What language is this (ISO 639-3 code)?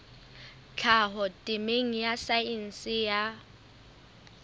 sot